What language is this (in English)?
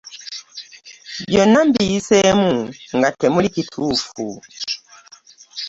Ganda